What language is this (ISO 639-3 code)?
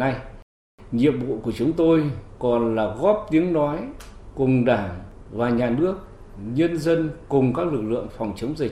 vie